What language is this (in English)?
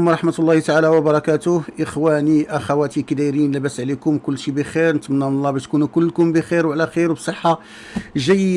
Arabic